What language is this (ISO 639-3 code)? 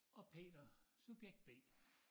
dan